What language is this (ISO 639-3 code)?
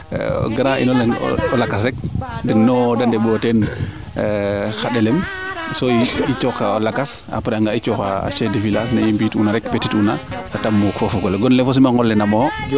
srr